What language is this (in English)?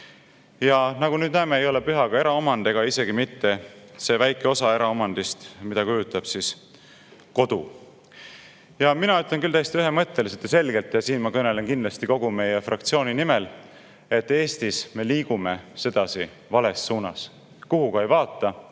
Estonian